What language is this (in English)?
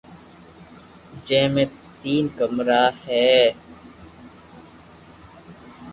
Loarki